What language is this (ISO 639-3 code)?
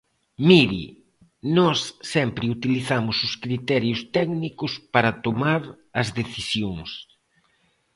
glg